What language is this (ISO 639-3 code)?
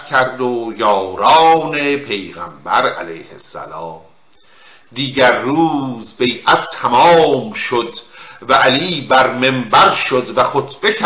fas